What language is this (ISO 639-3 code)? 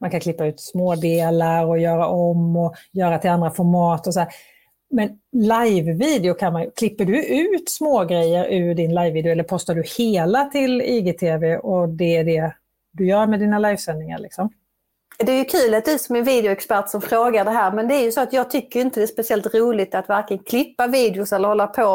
swe